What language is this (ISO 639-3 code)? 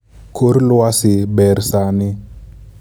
luo